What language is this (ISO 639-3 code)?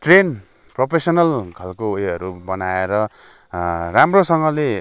nep